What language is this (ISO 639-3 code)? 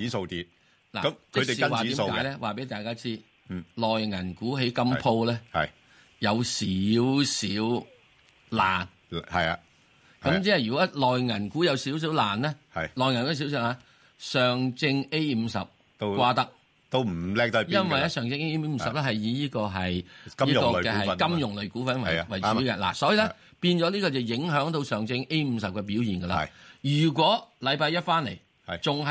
zho